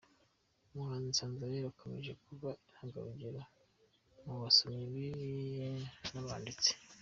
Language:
Kinyarwanda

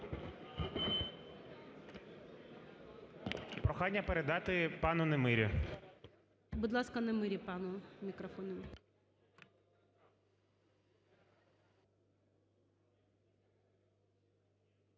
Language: Ukrainian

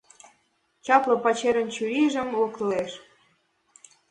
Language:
Mari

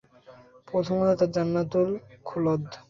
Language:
Bangla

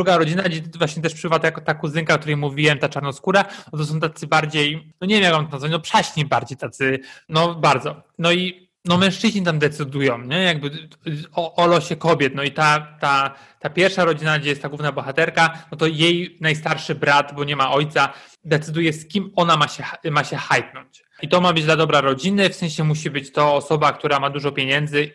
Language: Polish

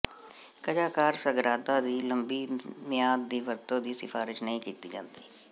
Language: Punjabi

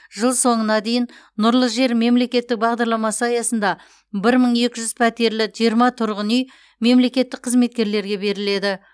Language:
Kazakh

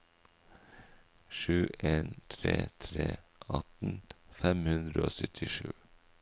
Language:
Norwegian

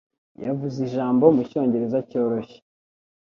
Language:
Kinyarwanda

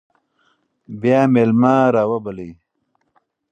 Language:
Pashto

